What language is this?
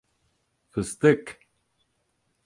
Turkish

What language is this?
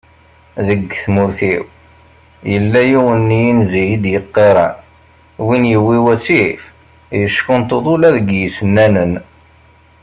Kabyle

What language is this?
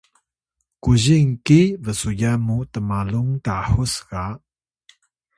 Atayal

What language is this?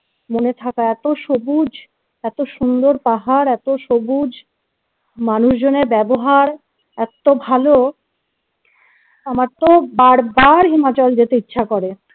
Bangla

